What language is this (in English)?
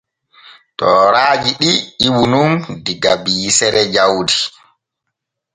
Borgu Fulfulde